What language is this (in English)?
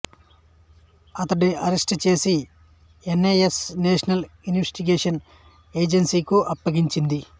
Telugu